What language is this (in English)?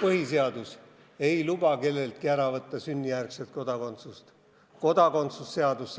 Estonian